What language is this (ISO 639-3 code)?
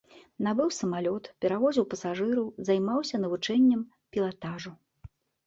bel